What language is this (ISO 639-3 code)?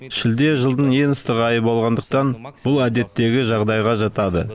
kaz